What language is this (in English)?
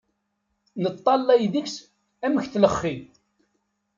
Kabyle